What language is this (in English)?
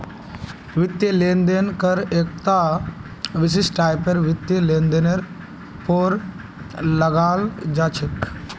Magahi